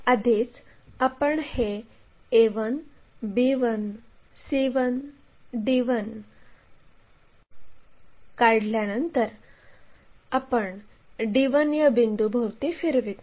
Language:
Marathi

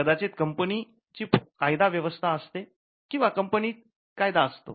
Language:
Marathi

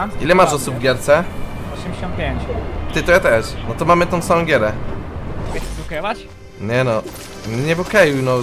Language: Polish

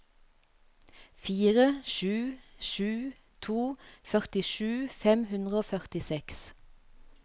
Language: Norwegian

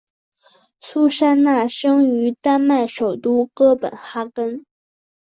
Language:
Chinese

